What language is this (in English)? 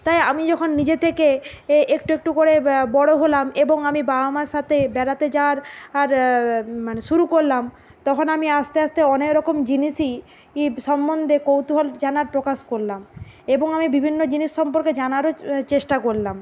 Bangla